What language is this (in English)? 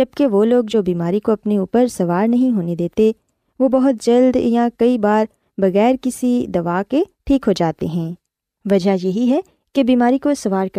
Urdu